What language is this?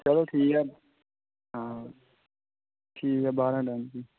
Dogri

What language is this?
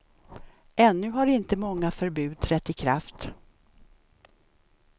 Swedish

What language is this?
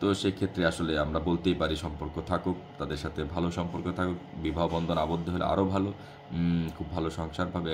Indonesian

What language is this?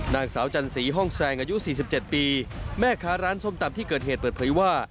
Thai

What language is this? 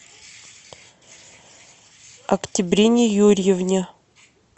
Russian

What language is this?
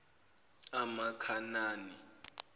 Zulu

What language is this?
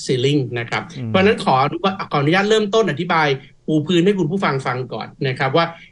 Thai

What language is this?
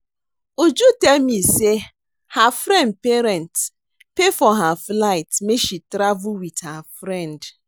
Nigerian Pidgin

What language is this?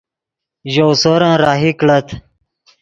Yidgha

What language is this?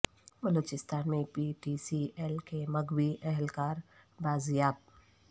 Urdu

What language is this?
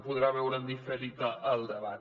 Catalan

